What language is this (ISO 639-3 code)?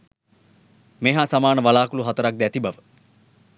sin